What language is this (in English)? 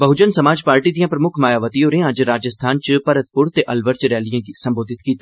Dogri